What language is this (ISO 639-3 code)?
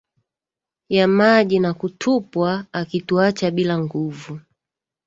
swa